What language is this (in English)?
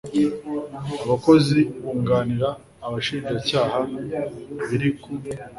Kinyarwanda